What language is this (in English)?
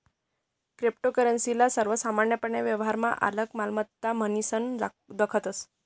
Marathi